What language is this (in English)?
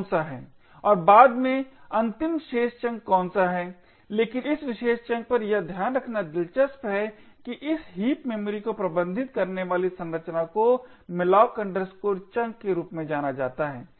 Hindi